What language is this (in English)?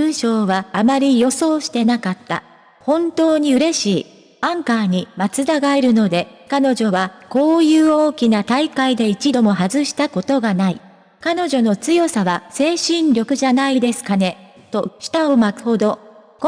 Japanese